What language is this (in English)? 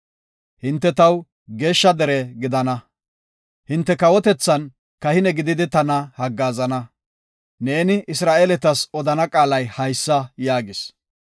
Gofa